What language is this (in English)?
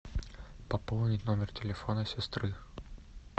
Russian